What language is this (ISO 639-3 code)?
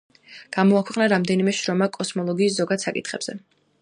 kat